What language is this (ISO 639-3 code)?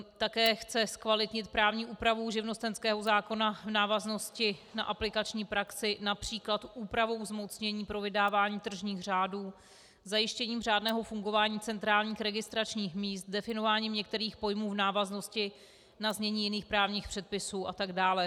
ces